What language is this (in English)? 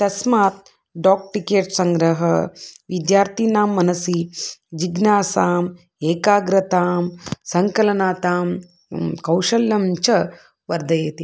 Sanskrit